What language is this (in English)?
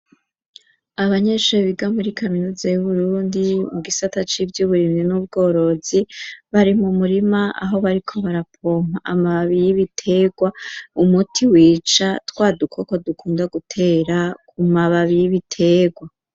Rundi